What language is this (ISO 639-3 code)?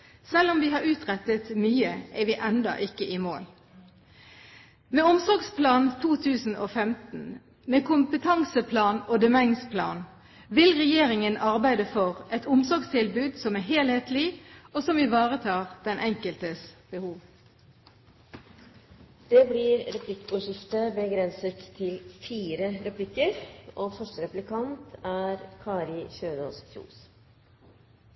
nob